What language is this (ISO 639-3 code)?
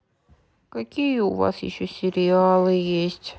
rus